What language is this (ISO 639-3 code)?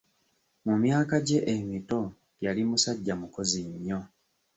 lug